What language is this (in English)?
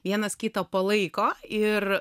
Lithuanian